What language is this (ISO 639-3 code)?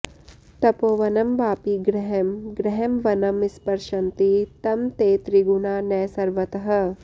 san